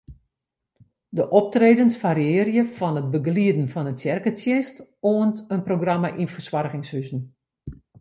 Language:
Western Frisian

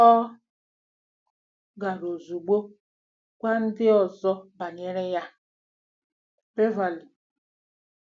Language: Igbo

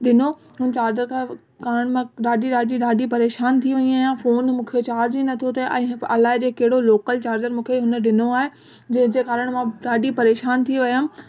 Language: Sindhi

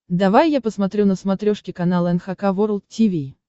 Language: Russian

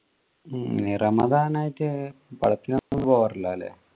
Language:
Malayalam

